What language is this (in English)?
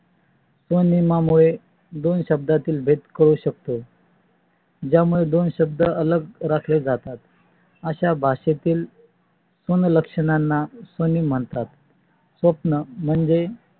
Marathi